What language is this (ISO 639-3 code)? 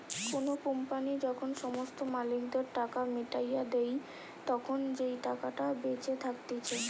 ben